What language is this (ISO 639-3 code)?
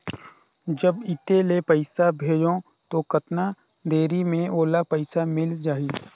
hne